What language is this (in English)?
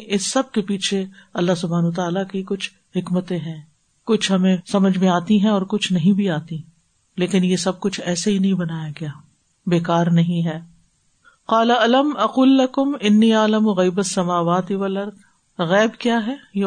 Urdu